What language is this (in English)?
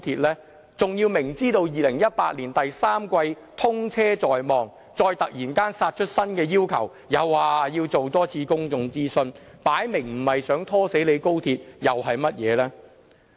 Cantonese